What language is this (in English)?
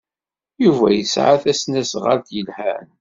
Kabyle